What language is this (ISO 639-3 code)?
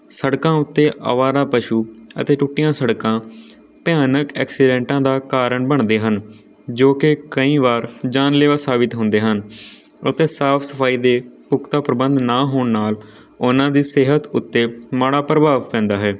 pan